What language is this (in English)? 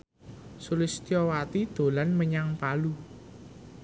Javanese